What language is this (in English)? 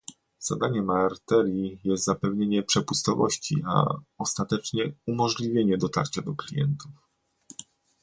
Polish